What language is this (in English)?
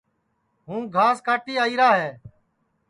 Sansi